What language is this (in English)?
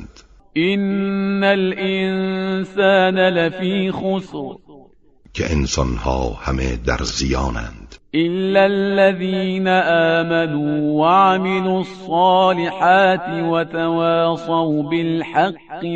Persian